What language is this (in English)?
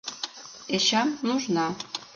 Mari